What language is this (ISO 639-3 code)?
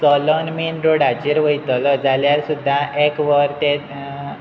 kok